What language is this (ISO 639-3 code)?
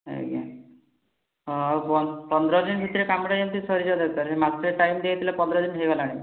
ori